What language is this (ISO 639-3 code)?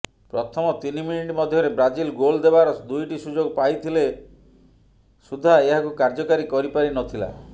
ori